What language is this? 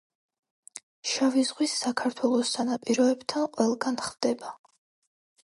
Georgian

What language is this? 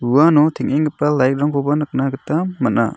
Garo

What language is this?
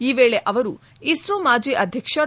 Kannada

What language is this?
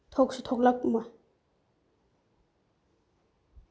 Manipuri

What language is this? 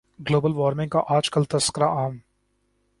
Urdu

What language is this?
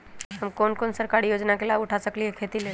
Magahi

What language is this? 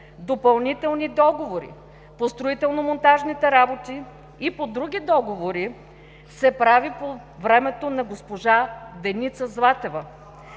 Bulgarian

